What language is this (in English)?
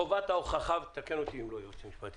Hebrew